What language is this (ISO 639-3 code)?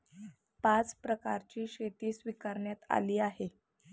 mar